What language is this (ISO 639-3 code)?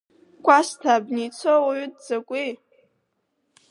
abk